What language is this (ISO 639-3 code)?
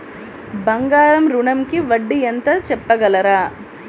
tel